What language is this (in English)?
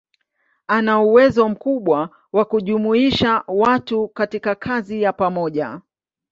Swahili